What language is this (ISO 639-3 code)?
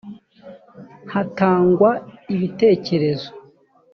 kin